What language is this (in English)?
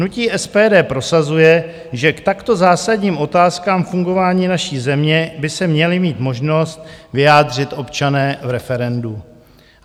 Czech